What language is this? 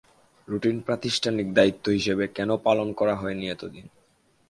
Bangla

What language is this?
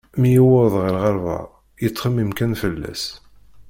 Kabyle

